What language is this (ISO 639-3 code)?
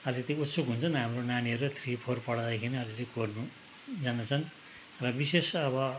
nep